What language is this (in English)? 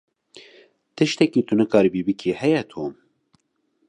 Kurdish